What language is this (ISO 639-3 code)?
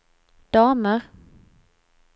swe